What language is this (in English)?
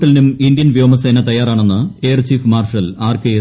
Malayalam